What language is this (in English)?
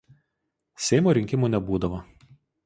Lithuanian